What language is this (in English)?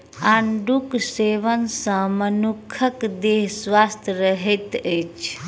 Maithili